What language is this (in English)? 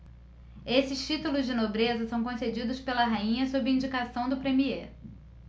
Portuguese